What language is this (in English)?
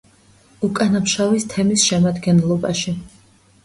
Georgian